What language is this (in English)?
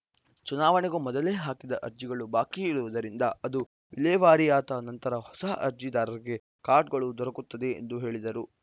Kannada